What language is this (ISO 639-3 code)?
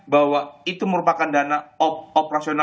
ind